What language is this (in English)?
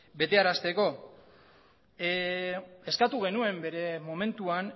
Basque